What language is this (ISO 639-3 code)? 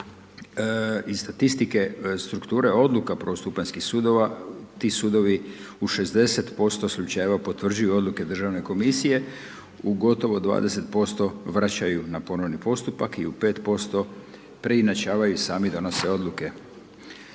hrv